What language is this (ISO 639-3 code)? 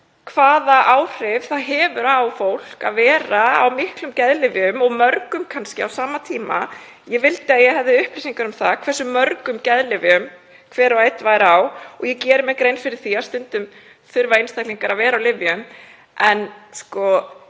isl